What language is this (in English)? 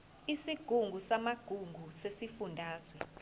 Zulu